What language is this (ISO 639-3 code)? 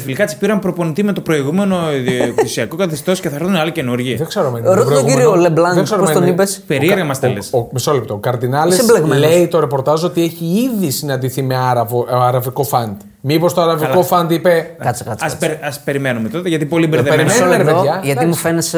ell